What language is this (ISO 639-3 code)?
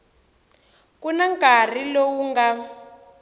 tso